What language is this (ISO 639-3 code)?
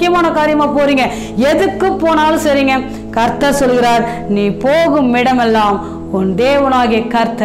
ron